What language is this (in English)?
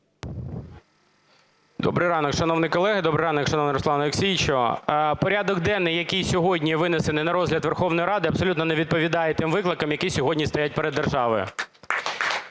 Ukrainian